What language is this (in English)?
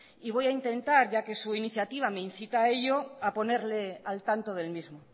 Spanish